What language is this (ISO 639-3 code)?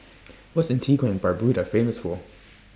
eng